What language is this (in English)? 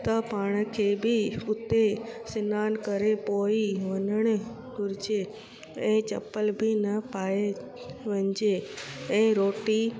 Sindhi